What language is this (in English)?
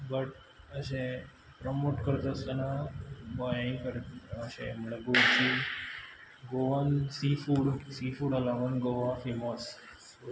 Konkani